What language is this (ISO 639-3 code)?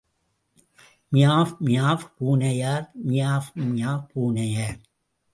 tam